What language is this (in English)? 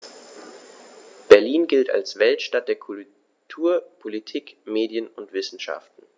German